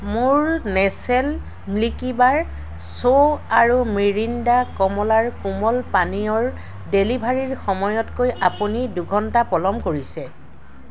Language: Assamese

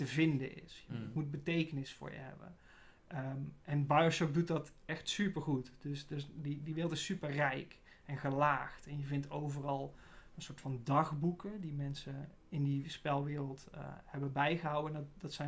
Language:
Dutch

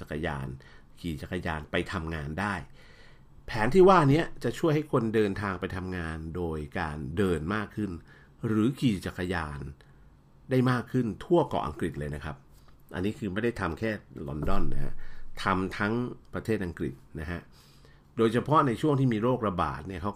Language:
Thai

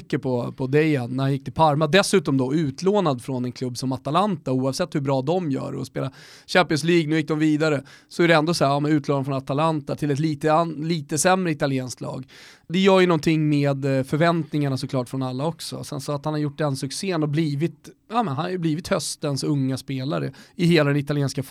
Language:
Swedish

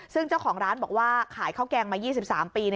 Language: Thai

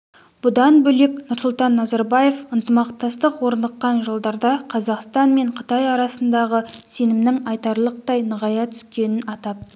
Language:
Kazakh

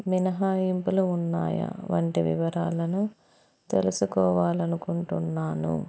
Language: Telugu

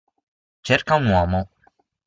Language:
Italian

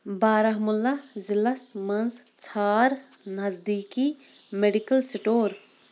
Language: Kashmiri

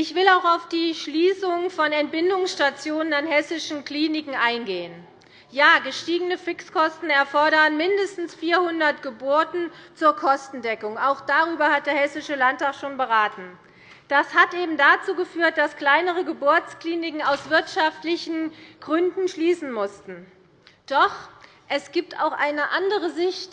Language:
German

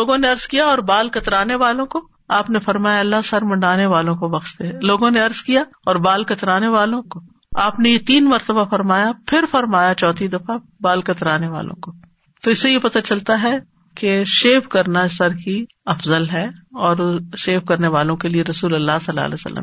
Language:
Urdu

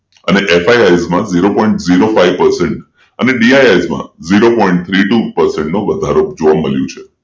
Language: Gujarati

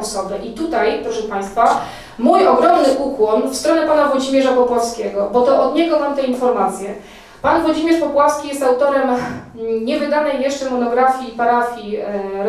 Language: Polish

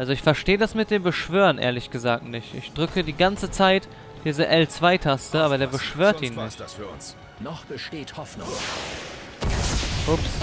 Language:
German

